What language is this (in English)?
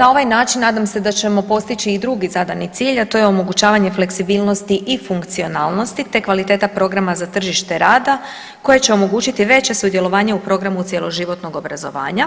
Croatian